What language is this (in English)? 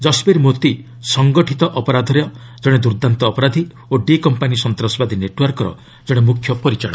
Odia